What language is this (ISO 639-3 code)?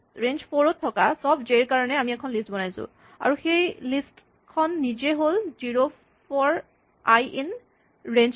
asm